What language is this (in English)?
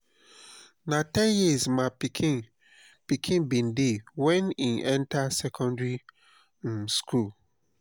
Nigerian Pidgin